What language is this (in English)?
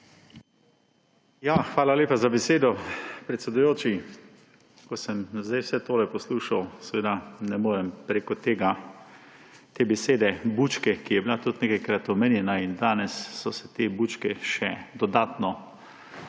Slovenian